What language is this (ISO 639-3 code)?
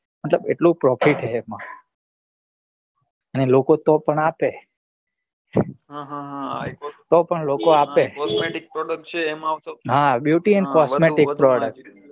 guj